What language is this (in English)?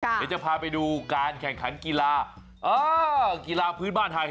Thai